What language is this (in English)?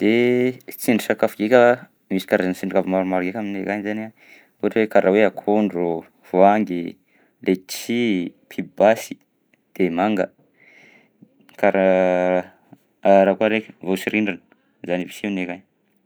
Southern Betsimisaraka Malagasy